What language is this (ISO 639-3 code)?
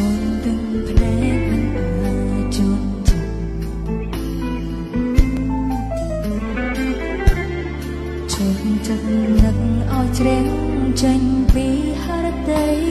vie